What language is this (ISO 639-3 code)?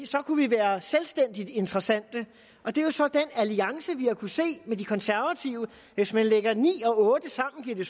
dan